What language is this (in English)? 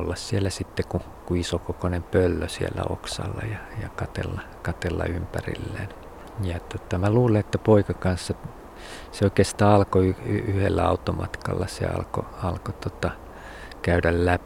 Finnish